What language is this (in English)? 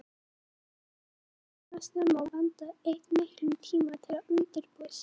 Icelandic